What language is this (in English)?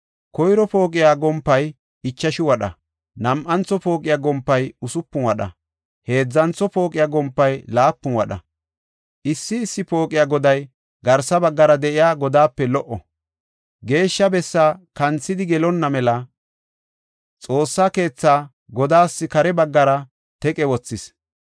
Gofa